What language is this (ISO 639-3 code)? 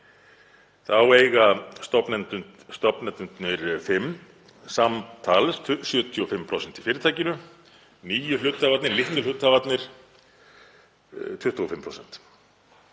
isl